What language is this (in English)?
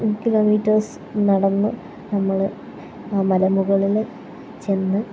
Malayalam